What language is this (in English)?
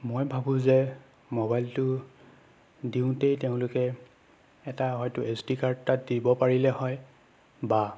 Assamese